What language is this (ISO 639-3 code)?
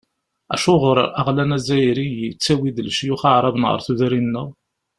kab